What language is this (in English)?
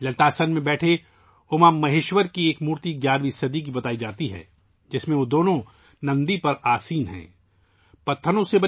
Urdu